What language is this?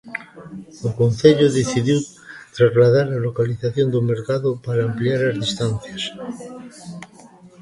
Galician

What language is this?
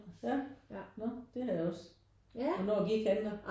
Danish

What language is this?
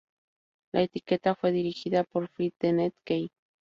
Spanish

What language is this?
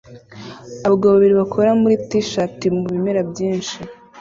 Kinyarwanda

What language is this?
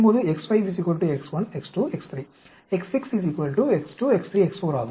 Tamil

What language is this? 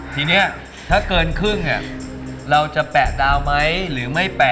Thai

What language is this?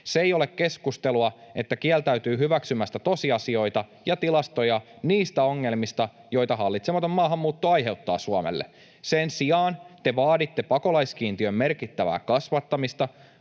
Finnish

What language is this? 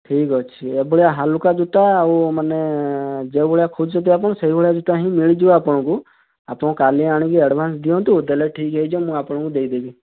Odia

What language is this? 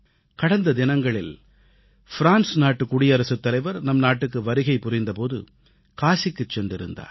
Tamil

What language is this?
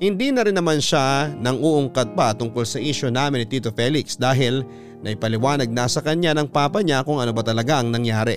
Filipino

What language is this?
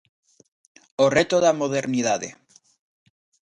Galician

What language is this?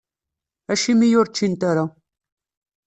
Kabyle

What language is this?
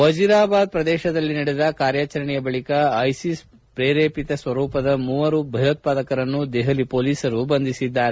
Kannada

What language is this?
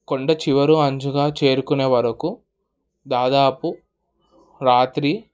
Telugu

